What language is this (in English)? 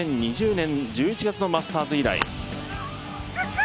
Japanese